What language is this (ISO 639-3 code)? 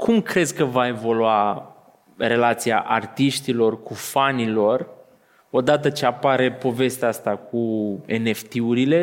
ron